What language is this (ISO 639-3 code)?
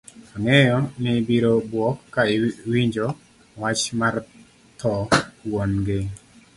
luo